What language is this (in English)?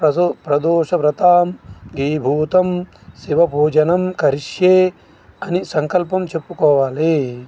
Telugu